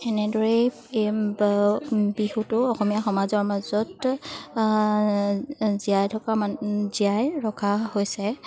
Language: Assamese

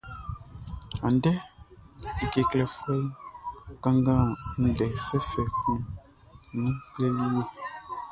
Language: Baoulé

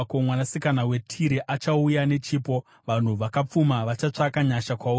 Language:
Shona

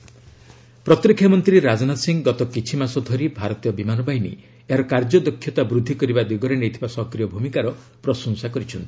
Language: Odia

